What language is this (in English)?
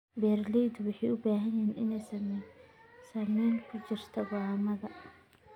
Somali